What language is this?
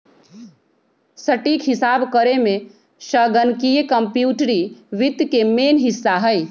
Magahi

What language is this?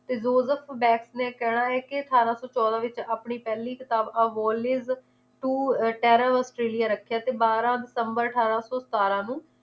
Punjabi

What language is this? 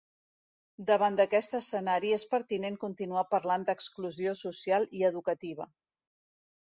Catalan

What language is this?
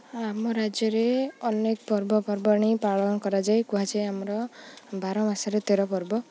Odia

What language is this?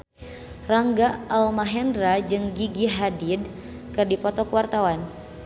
Sundanese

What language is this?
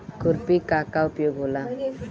Bhojpuri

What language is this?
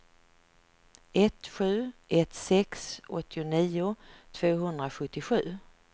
Swedish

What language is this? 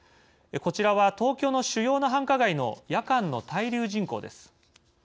Japanese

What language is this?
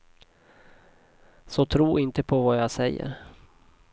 Swedish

